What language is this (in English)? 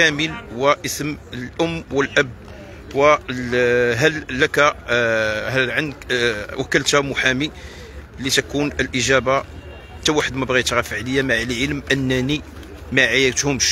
Arabic